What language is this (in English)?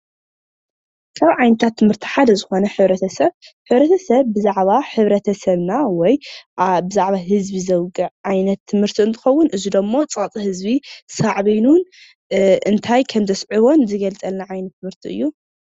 Tigrinya